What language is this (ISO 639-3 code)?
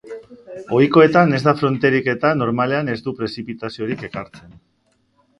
eus